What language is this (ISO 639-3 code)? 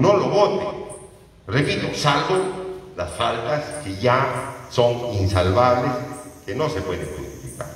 spa